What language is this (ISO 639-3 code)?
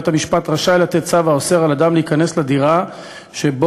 heb